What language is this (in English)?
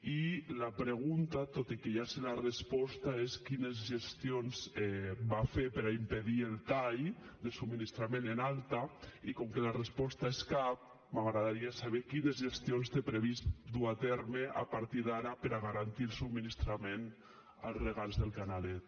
Catalan